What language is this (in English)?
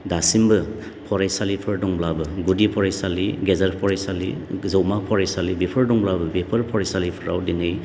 Bodo